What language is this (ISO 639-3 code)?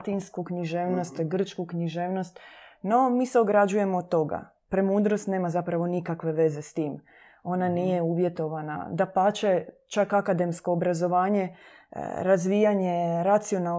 hrv